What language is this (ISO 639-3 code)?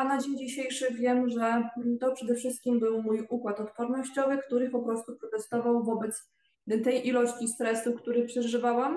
pol